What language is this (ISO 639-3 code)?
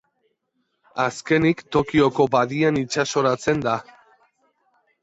eus